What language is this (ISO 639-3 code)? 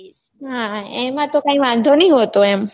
guj